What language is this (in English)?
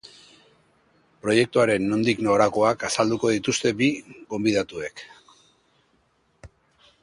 Basque